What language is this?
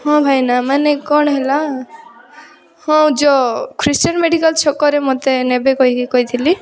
Odia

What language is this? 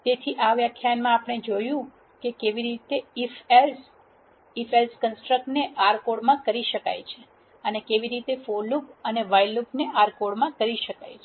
Gujarati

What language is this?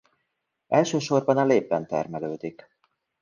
Hungarian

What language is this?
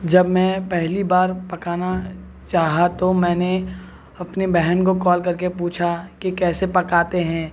Urdu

